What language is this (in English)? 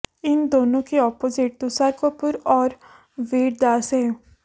Hindi